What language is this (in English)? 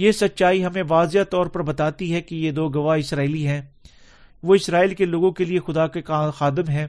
Urdu